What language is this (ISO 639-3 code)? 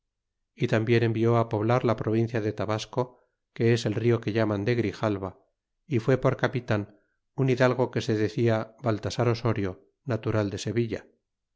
spa